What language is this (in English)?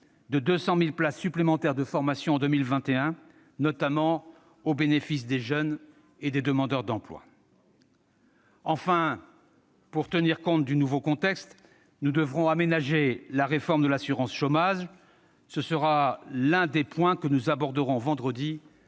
French